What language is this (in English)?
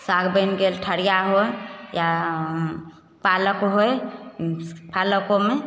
Maithili